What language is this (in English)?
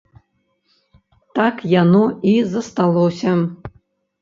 Belarusian